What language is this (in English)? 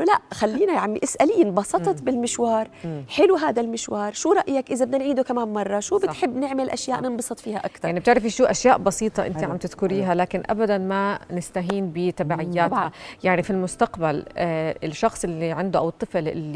Arabic